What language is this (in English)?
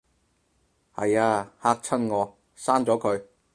Cantonese